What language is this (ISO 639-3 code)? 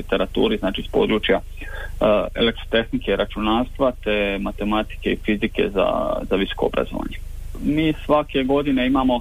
hrv